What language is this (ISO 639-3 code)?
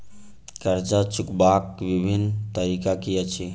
mai